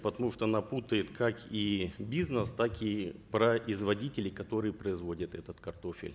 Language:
Kazakh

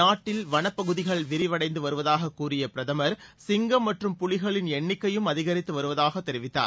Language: Tamil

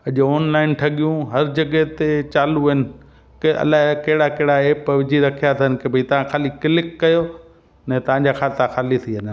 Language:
Sindhi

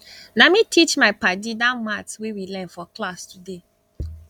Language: Nigerian Pidgin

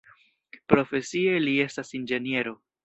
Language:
Esperanto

